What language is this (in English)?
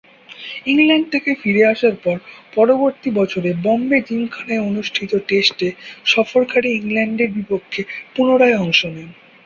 Bangla